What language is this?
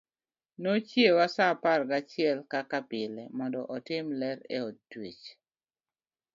Luo (Kenya and Tanzania)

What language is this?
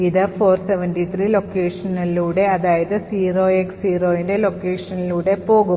Malayalam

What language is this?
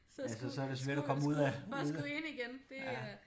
Danish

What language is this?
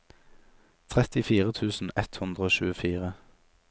Norwegian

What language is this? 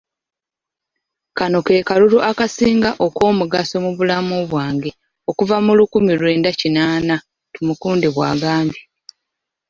Ganda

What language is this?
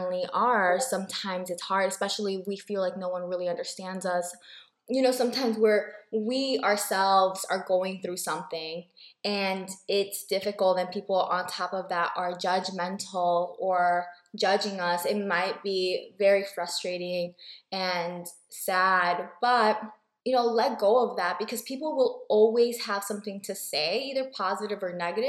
English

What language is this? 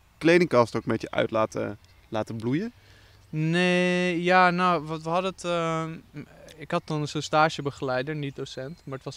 Dutch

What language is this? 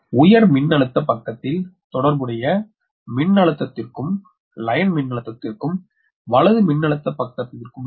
Tamil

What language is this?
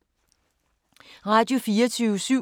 Danish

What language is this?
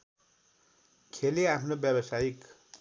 Nepali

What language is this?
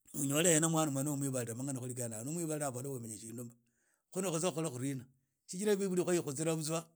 Idakho-Isukha-Tiriki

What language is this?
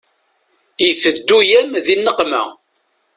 Kabyle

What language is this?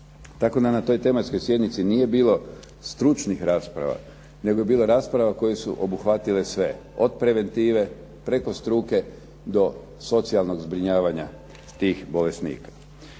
Croatian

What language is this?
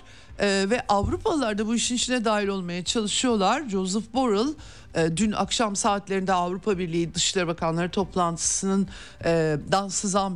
Turkish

